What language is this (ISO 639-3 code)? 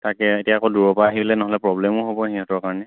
asm